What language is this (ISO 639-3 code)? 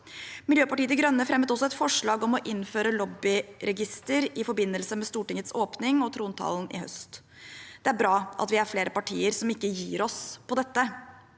nor